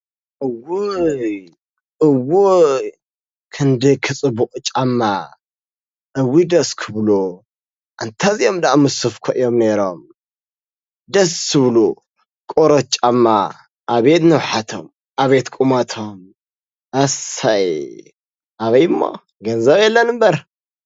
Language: Tigrinya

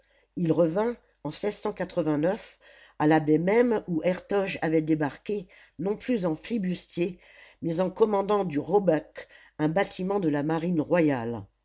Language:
French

